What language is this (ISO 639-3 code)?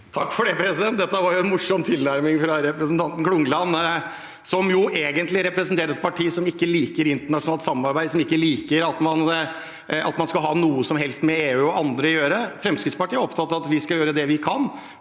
nor